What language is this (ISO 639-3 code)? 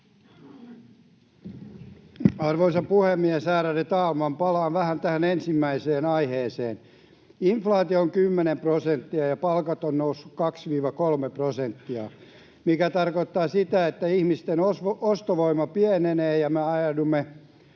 fin